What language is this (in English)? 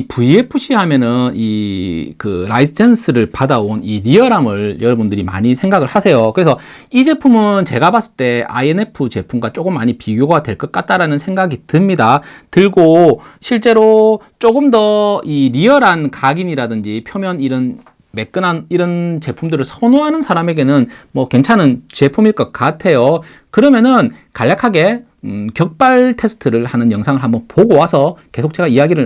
Korean